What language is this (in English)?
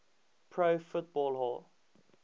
English